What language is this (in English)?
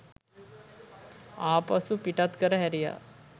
Sinhala